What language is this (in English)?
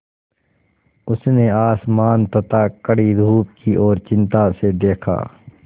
Hindi